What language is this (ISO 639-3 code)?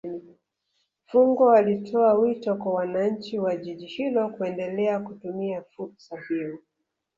swa